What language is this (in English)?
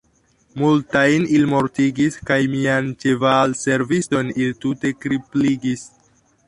Esperanto